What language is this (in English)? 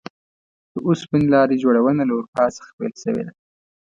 Pashto